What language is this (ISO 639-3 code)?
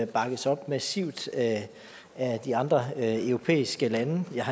dan